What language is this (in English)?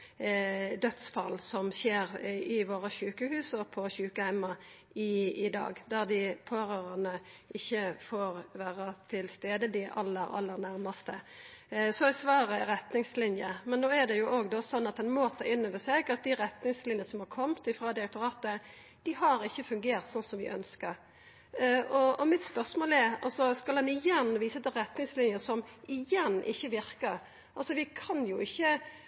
Norwegian Nynorsk